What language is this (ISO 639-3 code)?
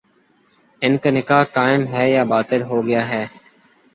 urd